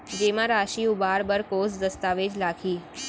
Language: Chhattisgarhi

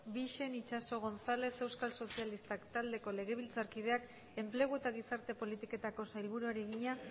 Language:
Basque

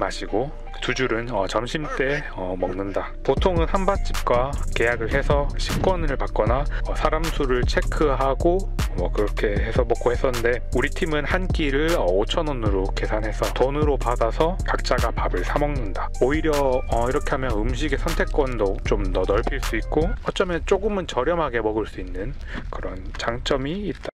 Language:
Korean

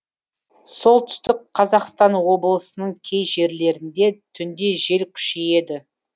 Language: Kazakh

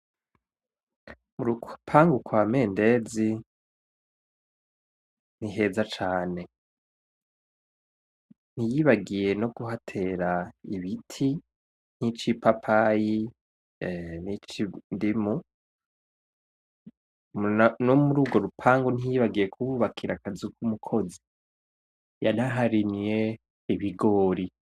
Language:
Rundi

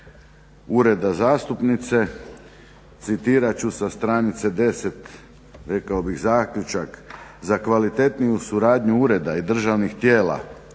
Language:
Croatian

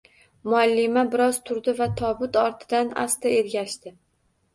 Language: Uzbek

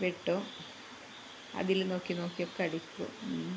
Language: Malayalam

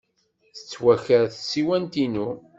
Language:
Kabyle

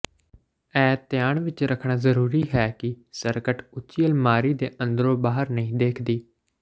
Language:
Punjabi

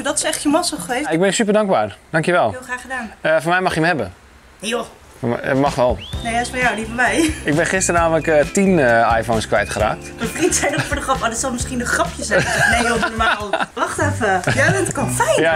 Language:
Dutch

